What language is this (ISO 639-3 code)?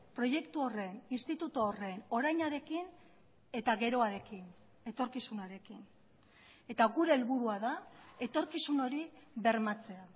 eus